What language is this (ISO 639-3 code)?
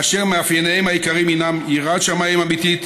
heb